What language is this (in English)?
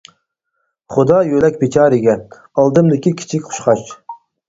Uyghur